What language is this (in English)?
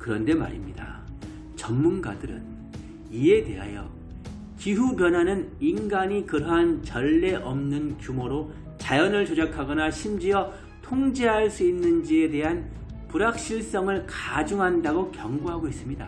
Korean